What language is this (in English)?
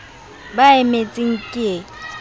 Southern Sotho